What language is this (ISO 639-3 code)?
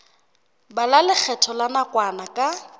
sot